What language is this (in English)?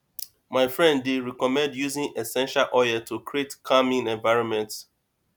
Nigerian Pidgin